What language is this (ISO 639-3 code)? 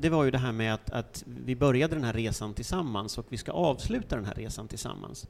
swe